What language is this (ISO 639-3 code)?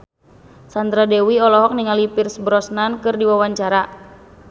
sun